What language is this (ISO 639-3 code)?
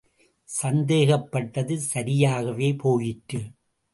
tam